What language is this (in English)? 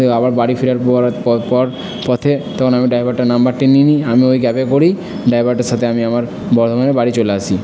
Bangla